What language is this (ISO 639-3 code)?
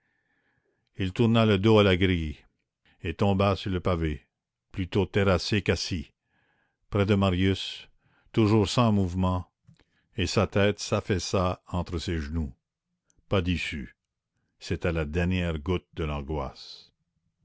fra